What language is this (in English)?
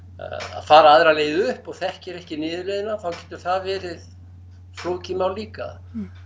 Icelandic